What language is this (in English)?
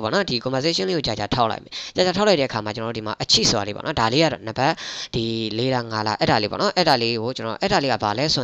Vietnamese